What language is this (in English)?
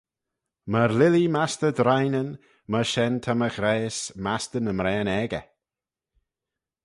Manx